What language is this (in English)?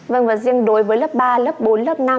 Vietnamese